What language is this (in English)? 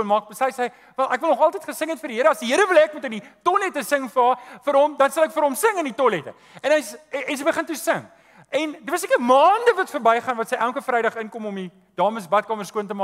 Dutch